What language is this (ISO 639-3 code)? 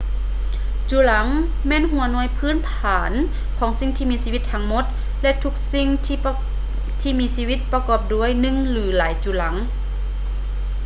lao